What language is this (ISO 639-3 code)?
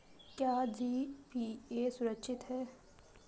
hin